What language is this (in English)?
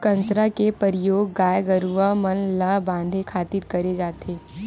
Chhattisgarhi